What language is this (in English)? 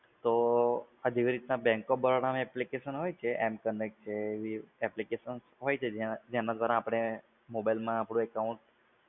Gujarati